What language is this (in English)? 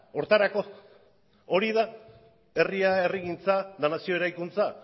Basque